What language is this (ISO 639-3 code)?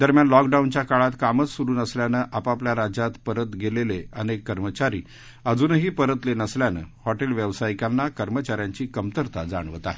mar